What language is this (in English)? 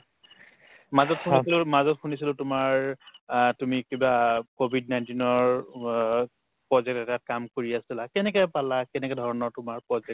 Assamese